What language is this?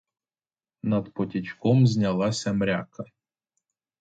Ukrainian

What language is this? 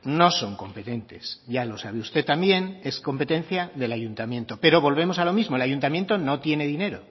Spanish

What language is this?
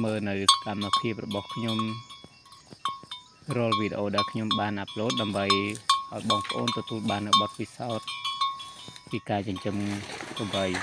Vietnamese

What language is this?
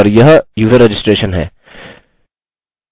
Hindi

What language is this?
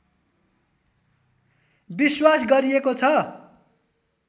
Nepali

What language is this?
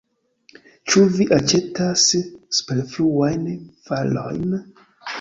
Esperanto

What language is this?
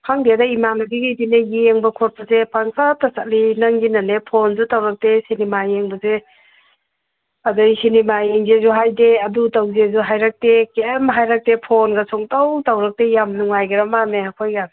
Manipuri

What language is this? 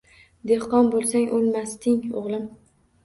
Uzbek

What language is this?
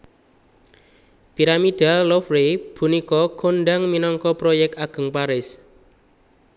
Javanese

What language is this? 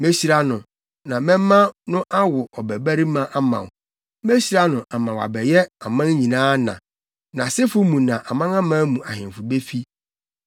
Akan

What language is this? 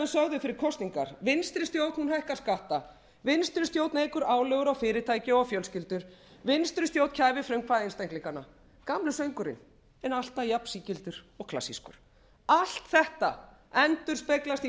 Icelandic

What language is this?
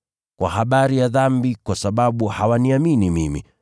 Swahili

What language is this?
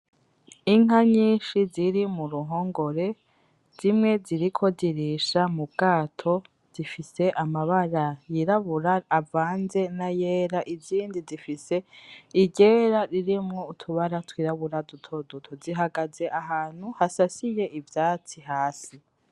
Rundi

